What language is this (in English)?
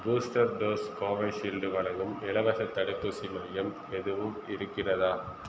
Tamil